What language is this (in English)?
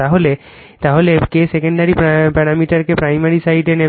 Bangla